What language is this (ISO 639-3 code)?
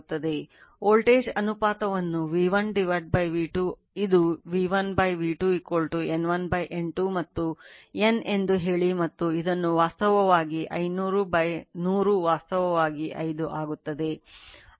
kan